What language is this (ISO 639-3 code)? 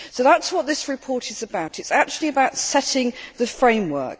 eng